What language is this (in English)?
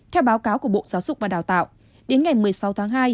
Vietnamese